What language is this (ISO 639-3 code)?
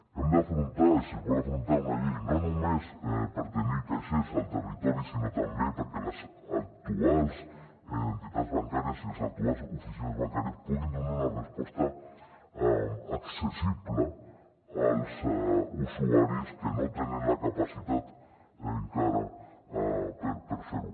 cat